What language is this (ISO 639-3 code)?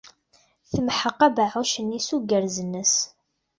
kab